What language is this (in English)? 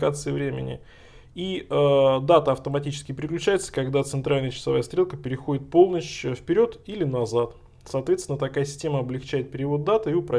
Russian